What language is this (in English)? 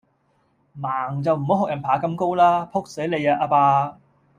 Cantonese